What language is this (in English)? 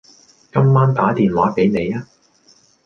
Cantonese